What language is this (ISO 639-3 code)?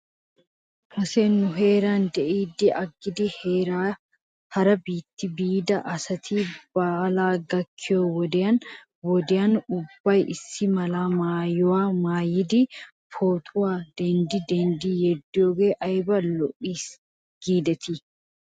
wal